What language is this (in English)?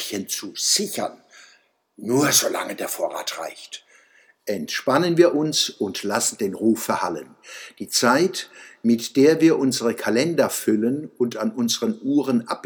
German